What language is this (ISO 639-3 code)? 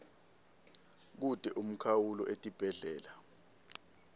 ssw